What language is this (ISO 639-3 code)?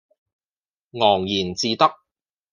yue